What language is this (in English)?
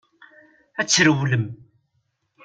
Kabyle